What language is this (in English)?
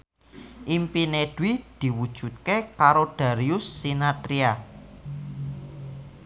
Javanese